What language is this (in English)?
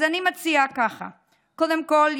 Hebrew